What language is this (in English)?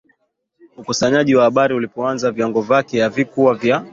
Swahili